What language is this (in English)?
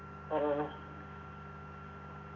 Malayalam